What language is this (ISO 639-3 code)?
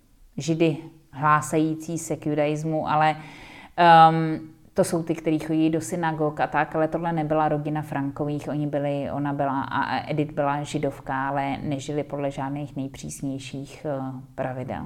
ces